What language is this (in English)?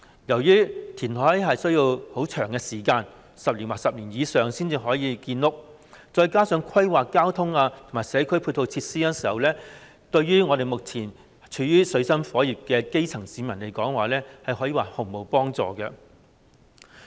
Cantonese